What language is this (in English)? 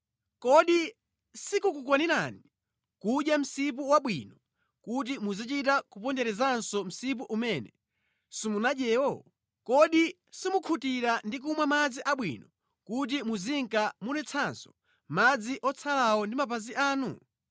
Nyanja